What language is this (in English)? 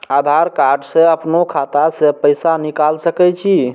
Maithili